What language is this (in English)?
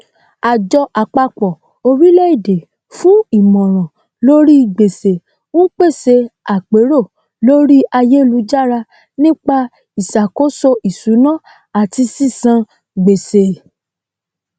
Yoruba